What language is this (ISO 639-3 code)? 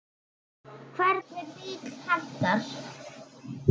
isl